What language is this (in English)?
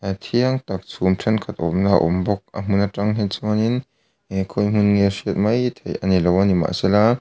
Mizo